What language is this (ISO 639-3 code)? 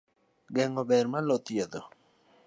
luo